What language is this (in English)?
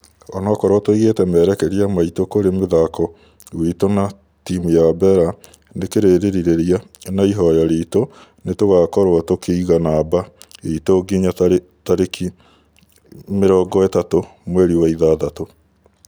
Kikuyu